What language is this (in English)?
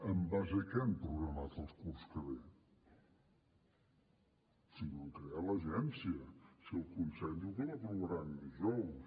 Catalan